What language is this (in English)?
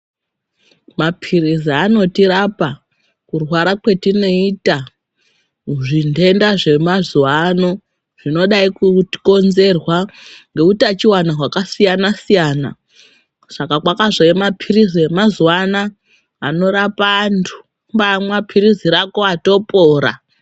Ndau